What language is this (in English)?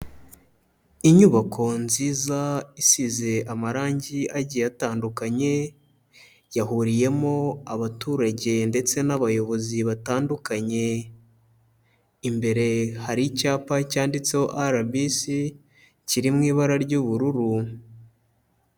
Kinyarwanda